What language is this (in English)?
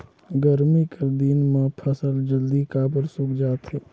Chhattisgarhi